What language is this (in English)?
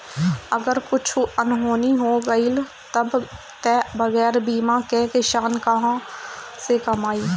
Bhojpuri